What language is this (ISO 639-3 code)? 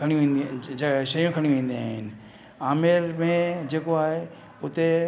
snd